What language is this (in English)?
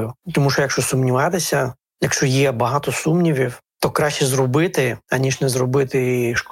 Ukrainian